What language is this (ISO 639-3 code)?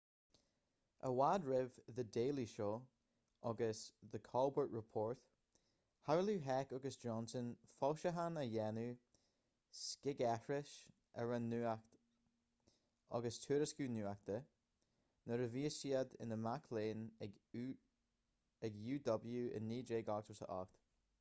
gle